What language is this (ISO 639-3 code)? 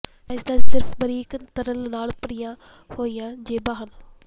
pan